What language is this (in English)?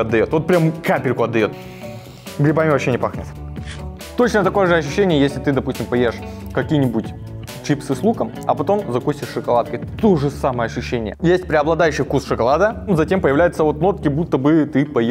Russian